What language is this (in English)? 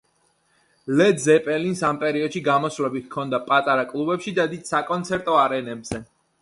Georgian